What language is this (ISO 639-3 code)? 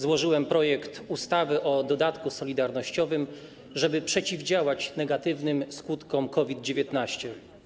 pol